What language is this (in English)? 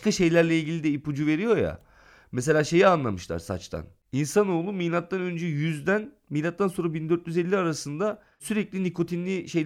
Turkish